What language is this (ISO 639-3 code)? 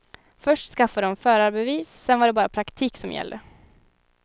swe